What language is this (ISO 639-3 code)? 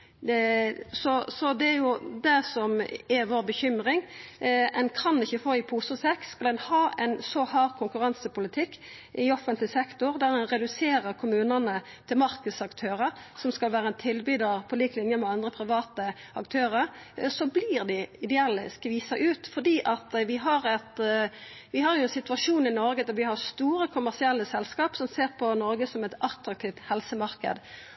nno